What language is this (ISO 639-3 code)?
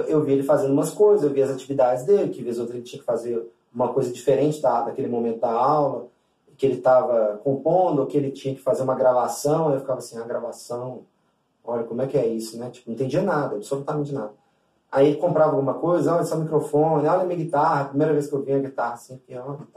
por